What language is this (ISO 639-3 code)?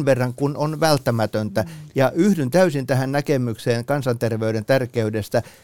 fin